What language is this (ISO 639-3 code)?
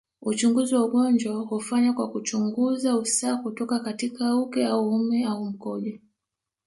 swa